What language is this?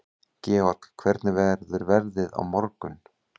Icelandic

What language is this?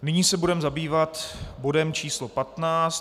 Czech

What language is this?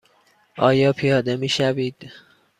Persian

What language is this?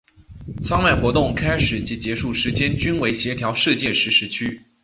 Chinese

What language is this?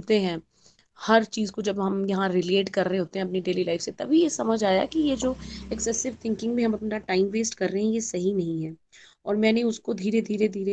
Hindi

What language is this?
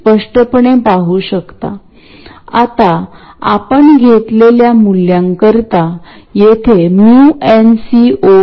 Marathi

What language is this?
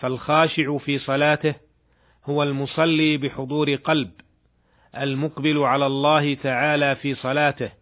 Arabic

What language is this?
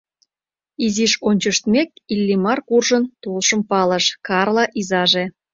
Mari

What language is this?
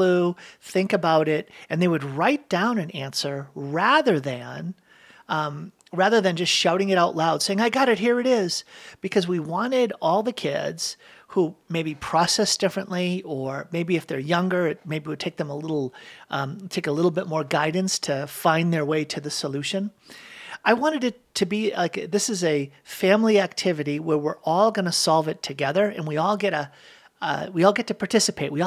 English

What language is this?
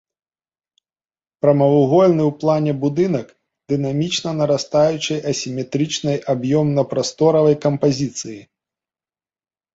Belarusian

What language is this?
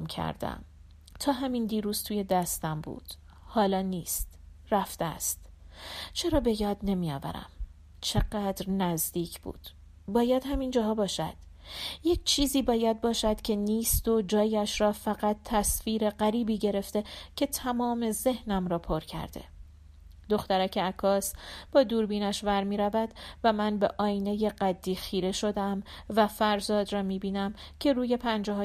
Persian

